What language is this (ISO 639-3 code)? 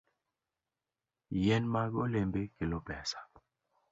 luo